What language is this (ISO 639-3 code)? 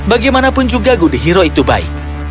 ind